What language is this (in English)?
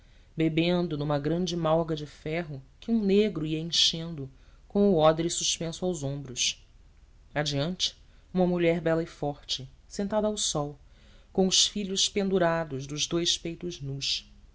Portuguese